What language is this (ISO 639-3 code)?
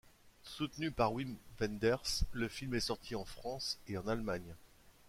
fra